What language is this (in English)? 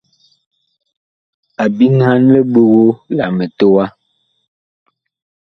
Bakoko